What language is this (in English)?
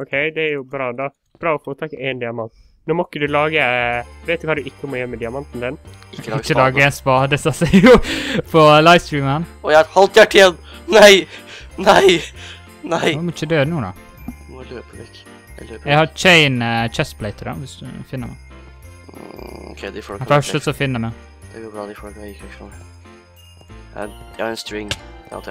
Norwegian